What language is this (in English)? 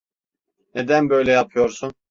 Turkish